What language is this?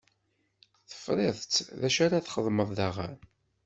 Kabyle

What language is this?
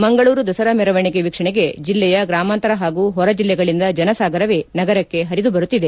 Kannada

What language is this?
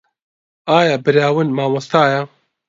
Central Kurdish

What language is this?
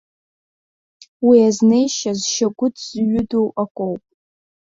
Abkhazian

